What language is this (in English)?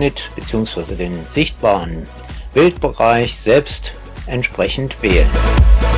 German